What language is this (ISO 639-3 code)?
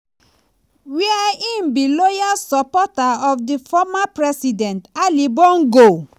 pcm